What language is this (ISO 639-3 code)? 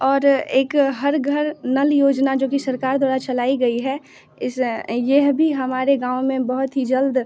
hin